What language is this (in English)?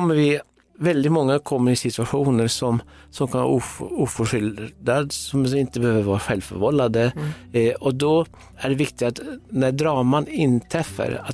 Swedish